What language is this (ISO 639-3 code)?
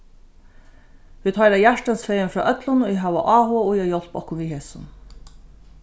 fao